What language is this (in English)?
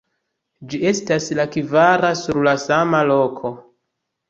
Esperanto